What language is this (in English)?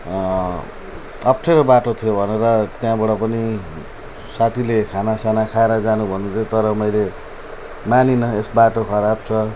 Nepali